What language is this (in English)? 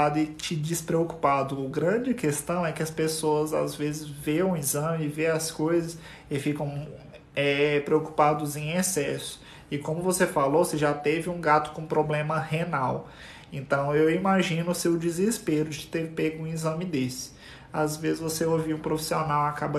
Portuguese